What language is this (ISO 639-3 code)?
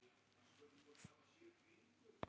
isl